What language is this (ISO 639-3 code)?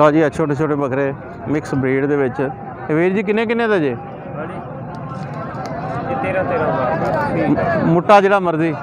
pan